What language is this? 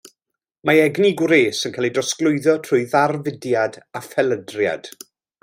Welsh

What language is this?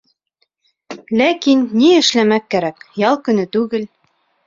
Bashkir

